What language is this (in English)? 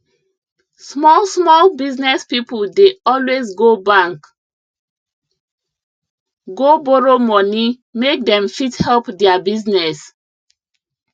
Nigerian Pidgin